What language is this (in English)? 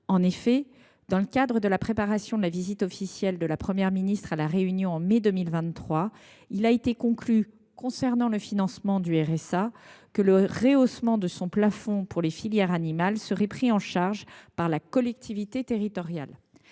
French